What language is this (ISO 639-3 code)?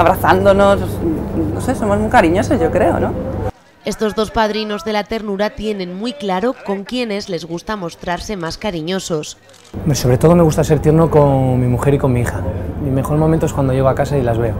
spa